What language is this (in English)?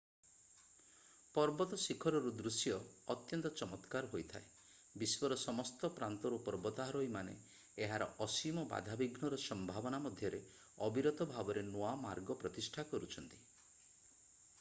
Odia